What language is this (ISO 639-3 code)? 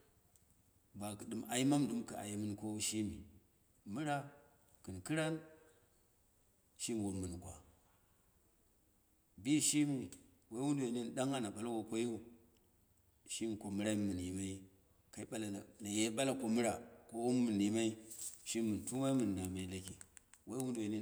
kna